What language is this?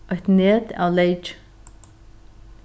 Faroese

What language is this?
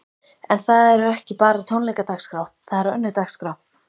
Icelandic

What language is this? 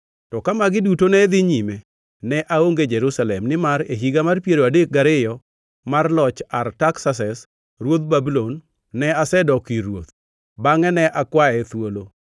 Luo (Kenya and Tanzania)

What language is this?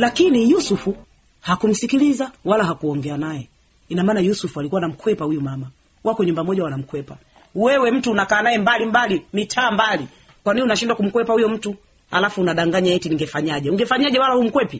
Swahili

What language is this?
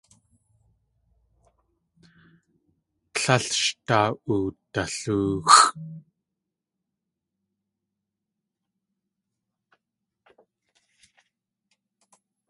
Tlingit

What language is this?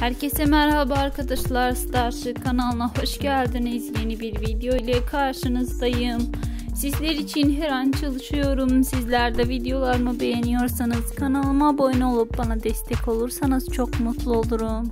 Turkish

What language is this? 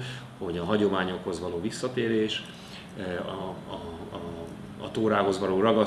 Hungarian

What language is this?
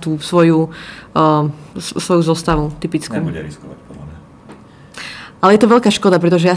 Slovak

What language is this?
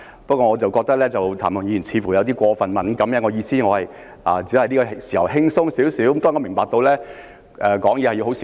Cantonese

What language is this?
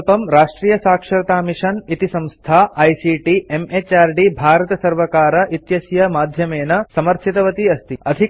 Sanskrit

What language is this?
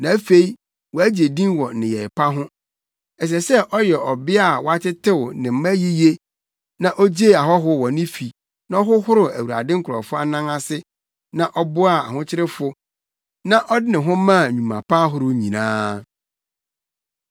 Akan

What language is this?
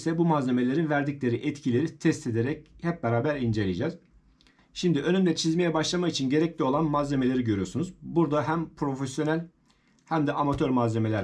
Turkish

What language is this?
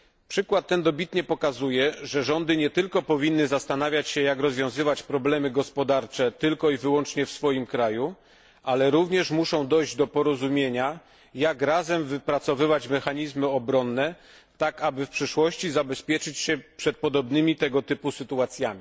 Polish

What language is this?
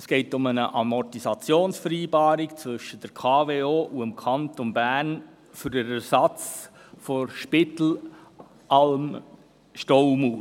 Swiss German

